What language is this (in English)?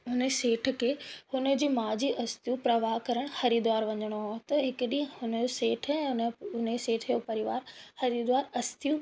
Sindhi